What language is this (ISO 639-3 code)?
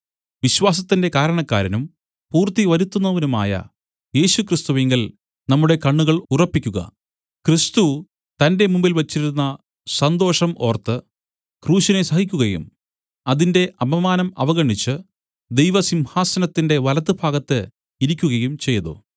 mal